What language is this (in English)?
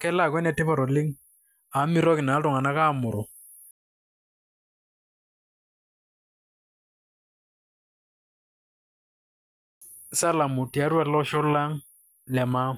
Masai